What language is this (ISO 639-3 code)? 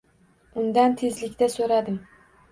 uzb